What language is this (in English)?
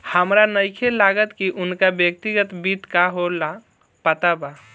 Bhojpuri